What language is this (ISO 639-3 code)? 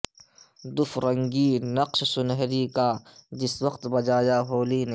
urd